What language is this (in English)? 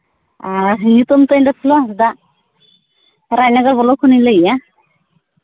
Santali